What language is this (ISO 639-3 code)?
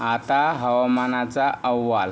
mar